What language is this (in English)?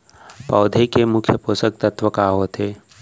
Chhattisgarhi